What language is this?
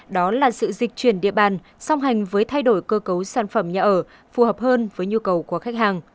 Vietnamese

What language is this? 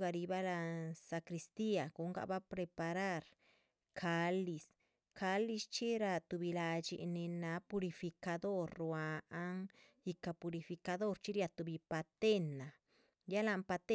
Chichicapan Zapotec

